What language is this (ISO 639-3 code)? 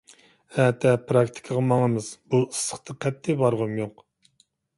uig